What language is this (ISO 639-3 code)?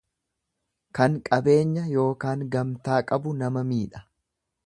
orm